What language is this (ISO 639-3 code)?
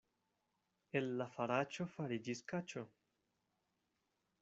epo